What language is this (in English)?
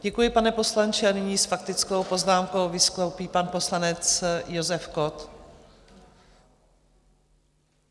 Czech